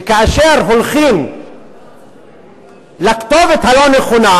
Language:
Hebrew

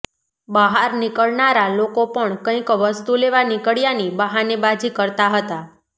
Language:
Gujarati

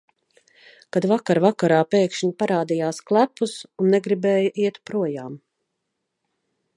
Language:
Latvian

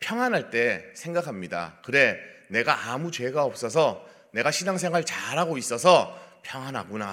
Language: Korean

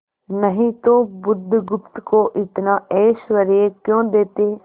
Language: Hindi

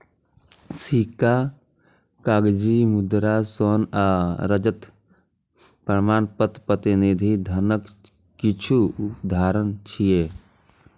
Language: Maithili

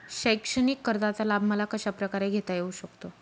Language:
Marathi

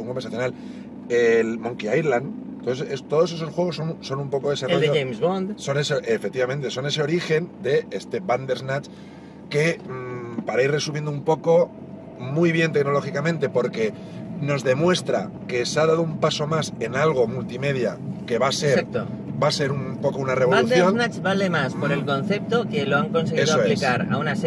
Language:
Spanish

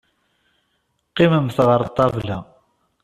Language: Kabyle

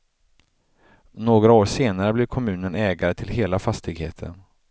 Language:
Swedish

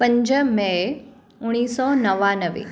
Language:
Sindhi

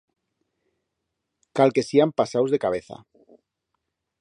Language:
Aragonese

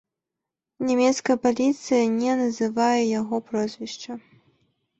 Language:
Belarusian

